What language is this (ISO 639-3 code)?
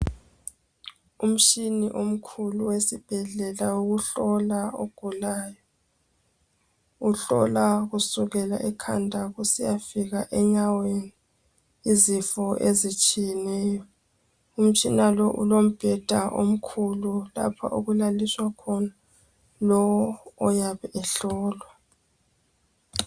nde